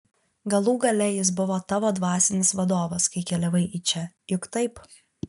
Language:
Lithuanian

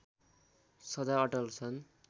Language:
Nepali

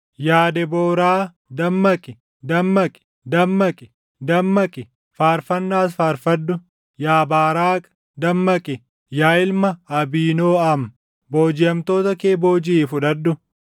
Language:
Oromo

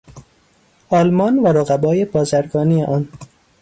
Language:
Persian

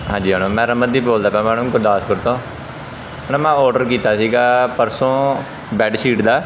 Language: Punjabi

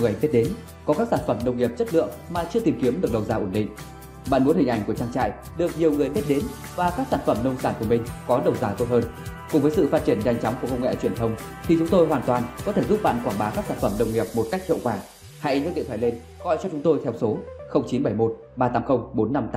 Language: Vietnamese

